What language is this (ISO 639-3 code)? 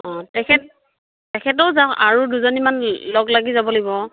asm